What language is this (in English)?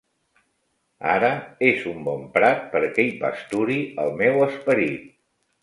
Catalan